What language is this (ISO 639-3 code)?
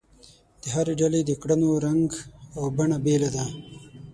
pus